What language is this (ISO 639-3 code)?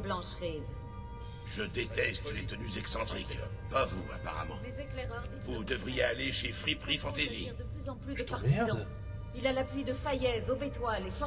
fra